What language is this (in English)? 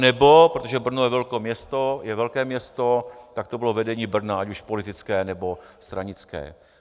Czech